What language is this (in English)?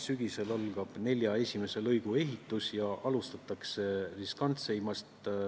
Estonian